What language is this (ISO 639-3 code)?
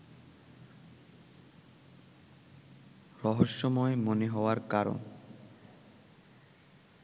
ben